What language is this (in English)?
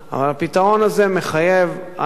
Hebrew